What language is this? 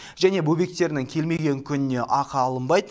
Kazakh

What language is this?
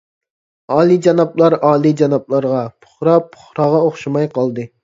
Uyghur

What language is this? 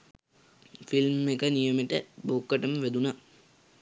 Sinhala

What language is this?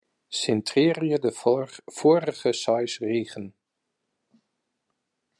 Western Frisian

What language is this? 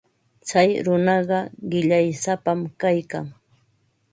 Ambo-Pasco Quechua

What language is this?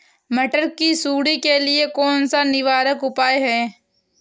Hindi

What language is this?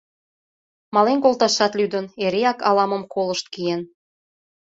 Mari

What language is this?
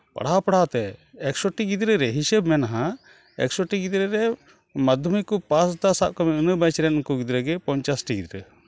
Santali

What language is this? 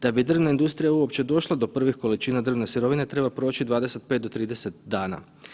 Croatian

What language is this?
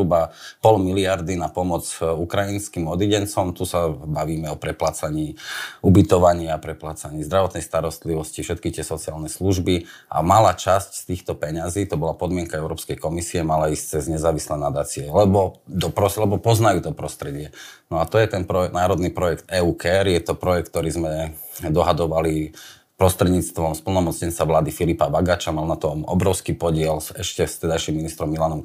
Slovak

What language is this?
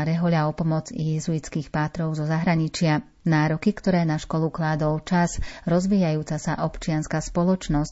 Slovak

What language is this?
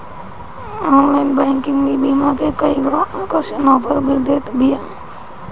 Bhojpuri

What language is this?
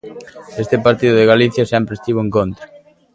Galician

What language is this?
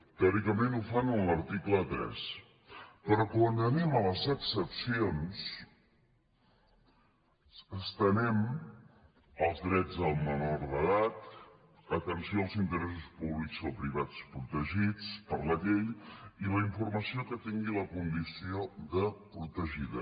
Catalan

